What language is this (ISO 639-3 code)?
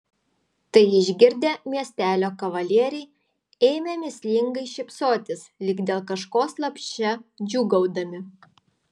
lit